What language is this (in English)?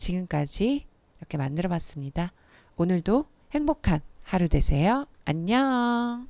Korean